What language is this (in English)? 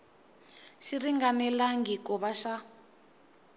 Tsonga